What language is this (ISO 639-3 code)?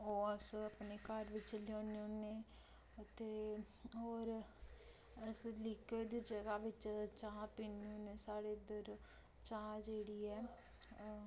doi